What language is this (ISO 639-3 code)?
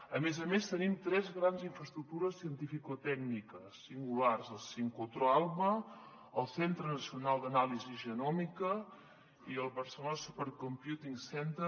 cat